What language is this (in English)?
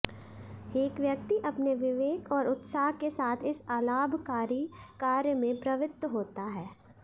Sanskrit